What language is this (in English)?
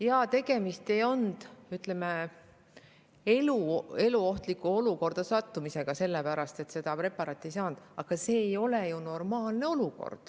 Estonian